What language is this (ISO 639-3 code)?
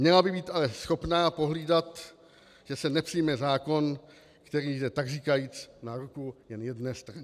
ces